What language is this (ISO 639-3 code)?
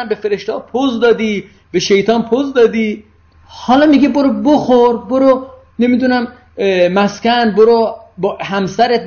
fas